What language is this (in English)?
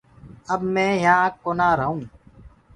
Gurgula